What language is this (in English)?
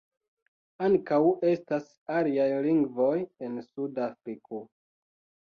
Esperanto